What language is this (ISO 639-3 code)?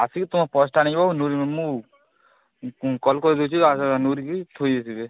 ori